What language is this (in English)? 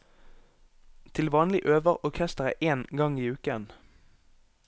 Norwegian